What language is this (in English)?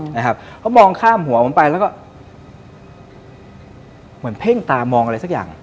Thai